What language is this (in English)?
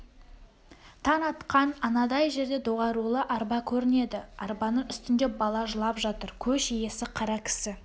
Kazakh